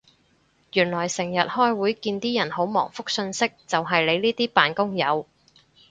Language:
Cantonese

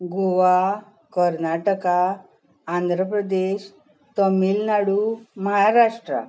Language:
Konkani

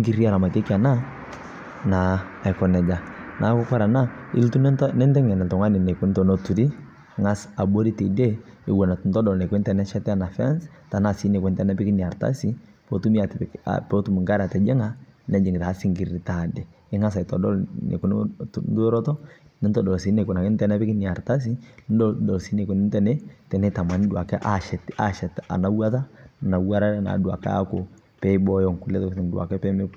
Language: Masai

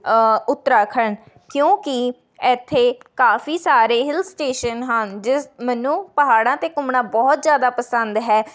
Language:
Punjabi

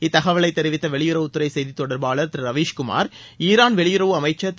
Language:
Tamil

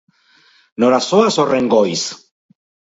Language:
Basque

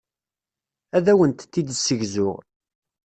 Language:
Kabyle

